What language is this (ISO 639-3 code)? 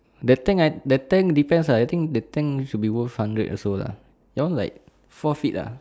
eng